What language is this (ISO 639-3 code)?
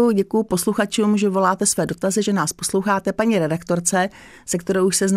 ces